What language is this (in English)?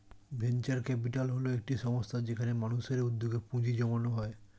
Bangla